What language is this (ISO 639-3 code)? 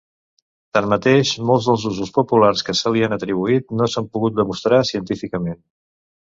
cat